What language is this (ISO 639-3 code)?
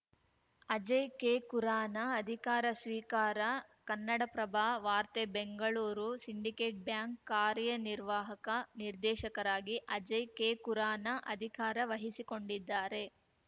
kan